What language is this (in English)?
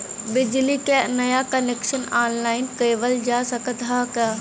Bhojpuri